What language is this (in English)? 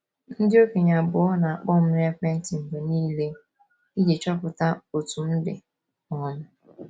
Igbo